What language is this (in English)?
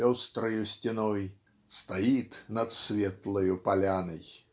Russian